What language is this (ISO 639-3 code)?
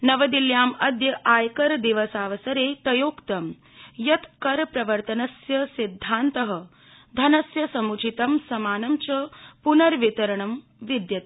san